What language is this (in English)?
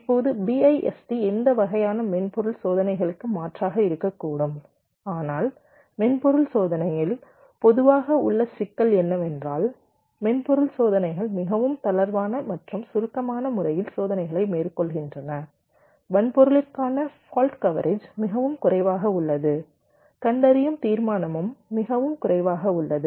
Tamil